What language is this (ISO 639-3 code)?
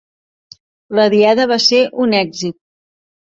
cat